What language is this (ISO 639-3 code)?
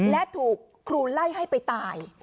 tha